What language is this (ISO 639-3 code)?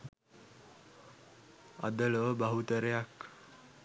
sin